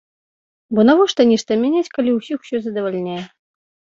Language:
Belarusian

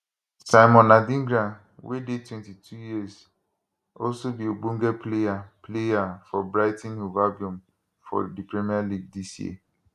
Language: Nigerian Pidgin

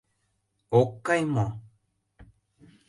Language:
Mari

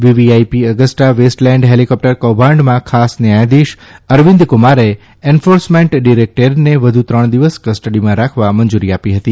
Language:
Gujarati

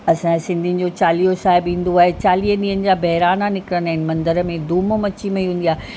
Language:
Sindhi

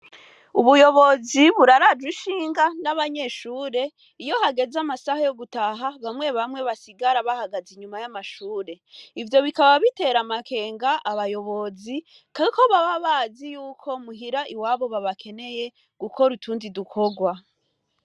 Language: Rundi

